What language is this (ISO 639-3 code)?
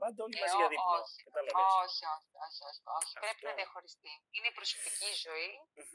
ell